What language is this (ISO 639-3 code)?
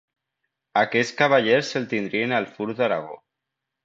cat